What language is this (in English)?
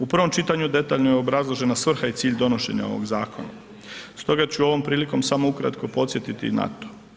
Croatian